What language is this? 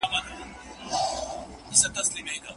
Pashto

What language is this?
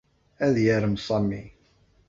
Kabyle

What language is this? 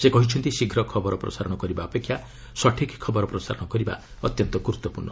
Odia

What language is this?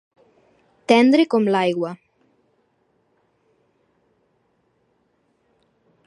Catalan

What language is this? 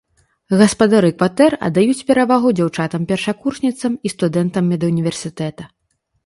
Belarusian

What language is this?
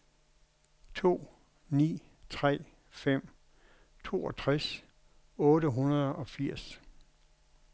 Danish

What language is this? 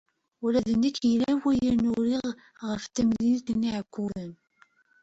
Kabyle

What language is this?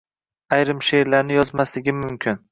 Uzbek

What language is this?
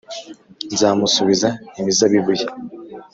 Kinyarwanda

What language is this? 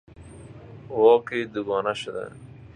Persian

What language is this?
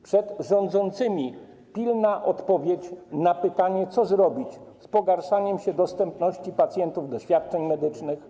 Polish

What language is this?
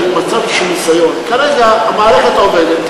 Hebrew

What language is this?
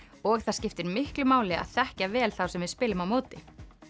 Icelandic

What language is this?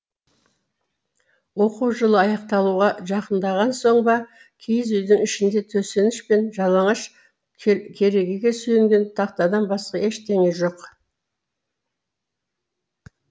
Kazakh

